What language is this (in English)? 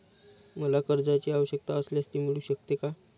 Marathi